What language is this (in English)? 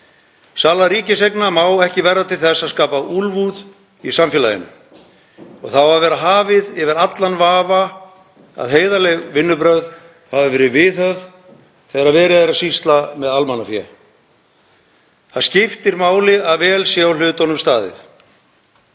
Icelandic